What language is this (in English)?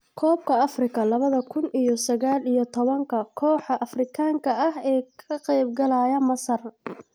Somali